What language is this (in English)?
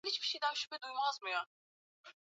Swahili